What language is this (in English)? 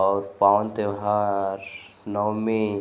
Hindi